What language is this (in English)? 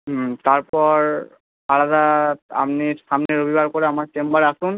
Bangla